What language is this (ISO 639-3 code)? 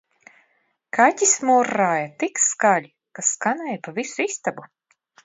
lav